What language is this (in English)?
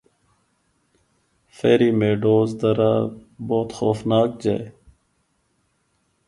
Northern Hindko